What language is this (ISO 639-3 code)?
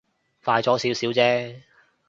yue